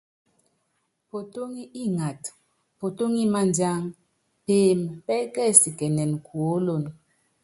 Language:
Yangben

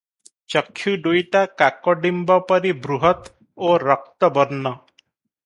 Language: Odia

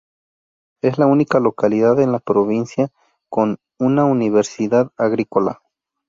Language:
Spanish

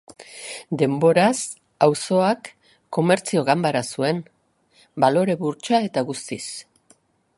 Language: Basque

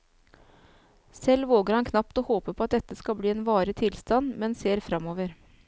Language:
Norwegian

